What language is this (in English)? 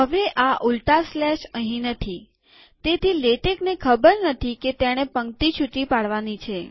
Gujarati